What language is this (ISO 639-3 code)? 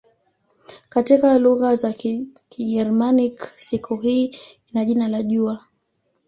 swa